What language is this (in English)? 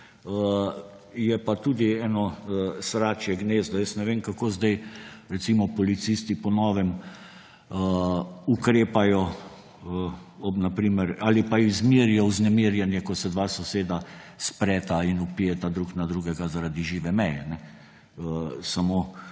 Slovenian